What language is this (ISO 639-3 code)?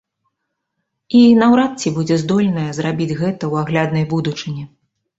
bel